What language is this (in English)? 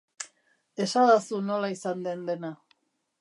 Basque